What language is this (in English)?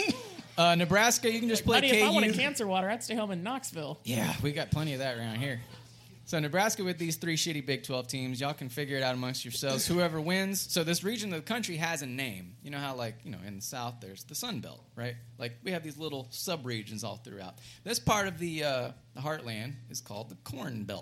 English